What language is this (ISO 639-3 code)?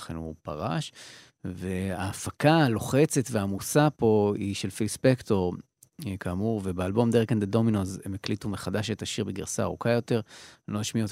heb